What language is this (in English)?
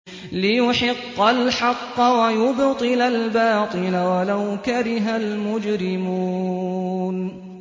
Arabic